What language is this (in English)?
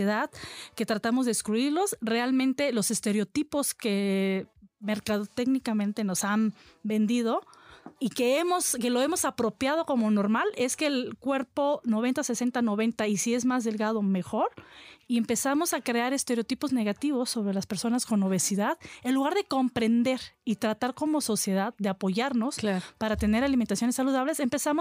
Spanish